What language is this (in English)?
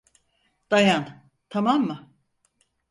Turkish